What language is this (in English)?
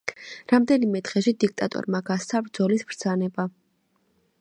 Georgian